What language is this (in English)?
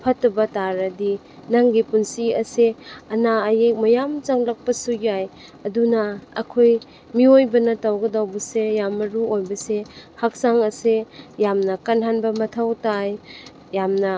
Manipuri